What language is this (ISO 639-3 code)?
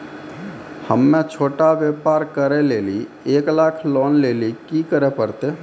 mai